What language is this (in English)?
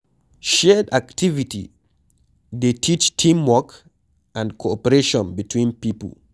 Nigerian Pidgin